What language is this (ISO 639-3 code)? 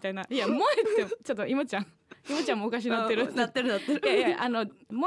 jpn